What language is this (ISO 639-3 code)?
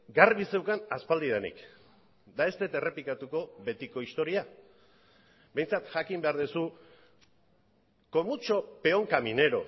eus